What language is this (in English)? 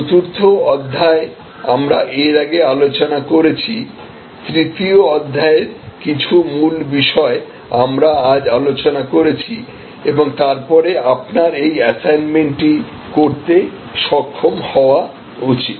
Bangla